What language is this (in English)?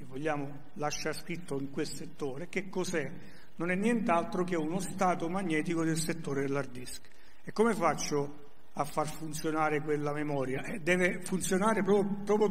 Italian